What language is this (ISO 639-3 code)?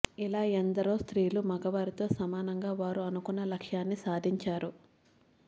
tel